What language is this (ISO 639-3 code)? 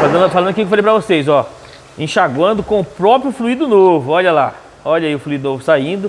por